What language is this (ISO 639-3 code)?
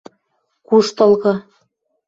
mrj